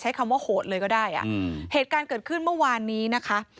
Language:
Thai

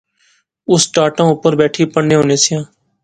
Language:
Pahari-Potwari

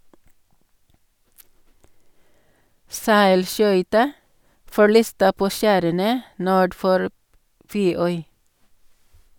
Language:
Norwegian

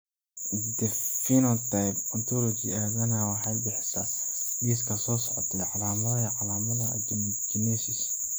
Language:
Somali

